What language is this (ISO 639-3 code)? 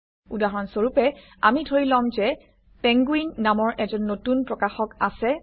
asm